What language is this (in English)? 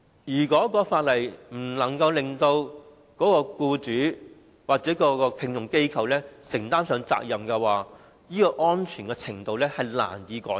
Cantonese